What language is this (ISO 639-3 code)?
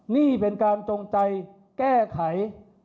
tha